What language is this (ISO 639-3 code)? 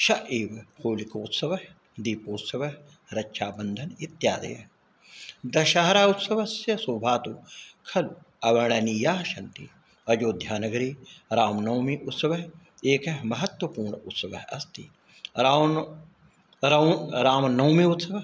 san